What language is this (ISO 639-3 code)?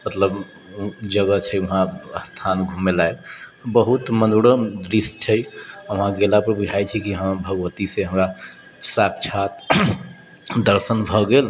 mai